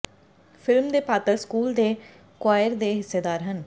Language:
Punjabi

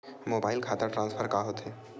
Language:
Chhattisgarhi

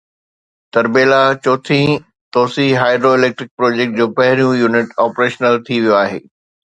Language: Sindhi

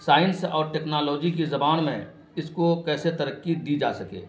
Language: Urdu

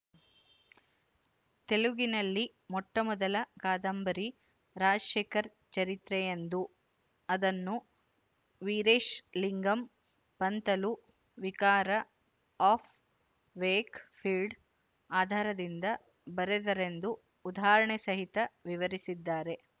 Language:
Kannada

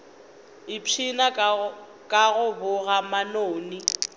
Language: Northern Sotho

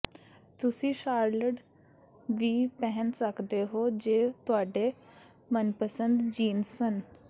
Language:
Punjabi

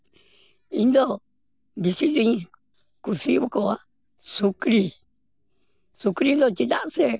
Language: Santali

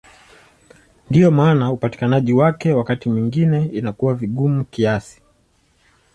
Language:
Swahili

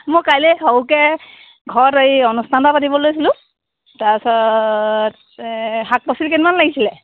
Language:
Assamese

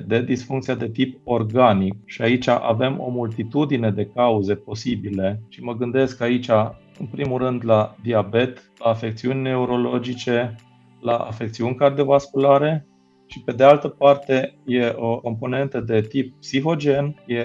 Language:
Romanian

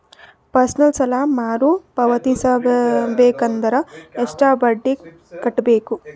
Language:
Kannada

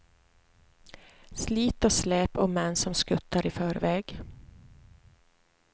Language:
Swedish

